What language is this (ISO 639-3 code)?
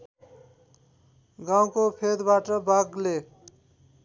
nep